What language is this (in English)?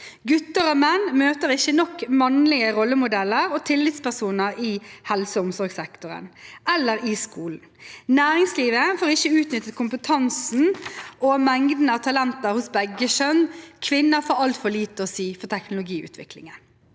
Norwegian